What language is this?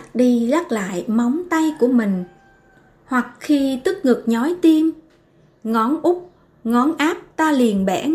Vietnamese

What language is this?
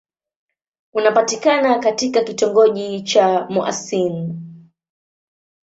Swahili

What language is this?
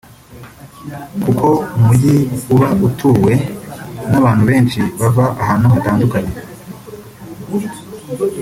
Kinyarwanda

